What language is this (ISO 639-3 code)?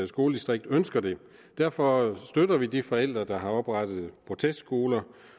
dan